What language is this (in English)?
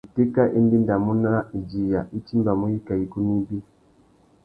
Tuki